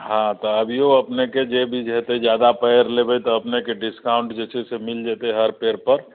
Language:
Maithili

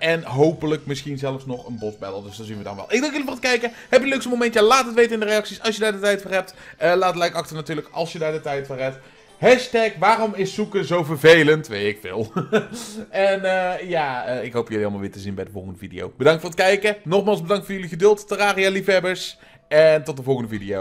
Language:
Dutch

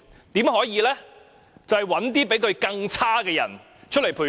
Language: Cantonese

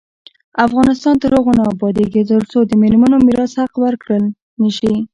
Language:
Pashto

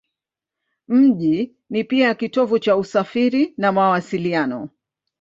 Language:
Swahili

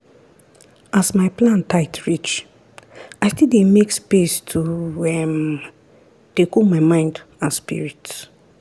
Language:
Nigerian Pidgin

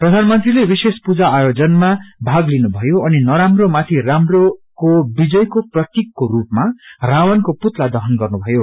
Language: Nepali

